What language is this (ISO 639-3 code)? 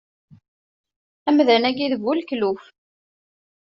kab